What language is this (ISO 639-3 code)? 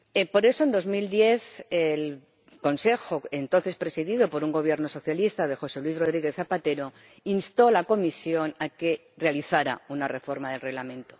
spa